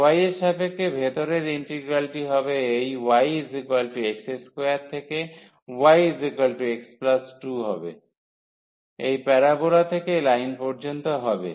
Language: Bangla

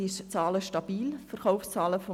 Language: Swiss German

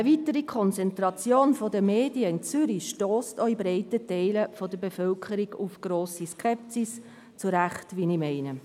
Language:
Swiss German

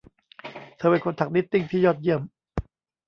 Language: Thai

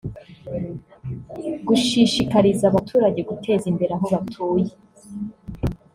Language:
Kinyarwanda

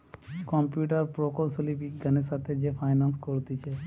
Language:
Bangla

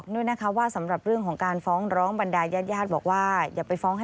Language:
Thai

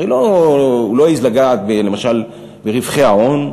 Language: Hebrew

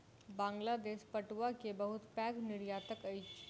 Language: Maithili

